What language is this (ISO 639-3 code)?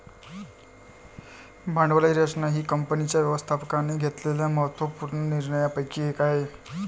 mar